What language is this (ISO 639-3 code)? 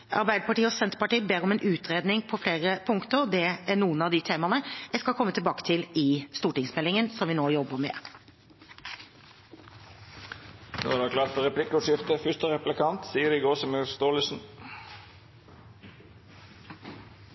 nor